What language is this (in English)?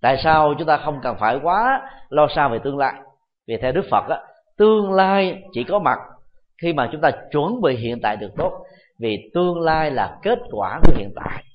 Vietnamese